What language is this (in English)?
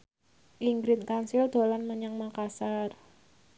Javanese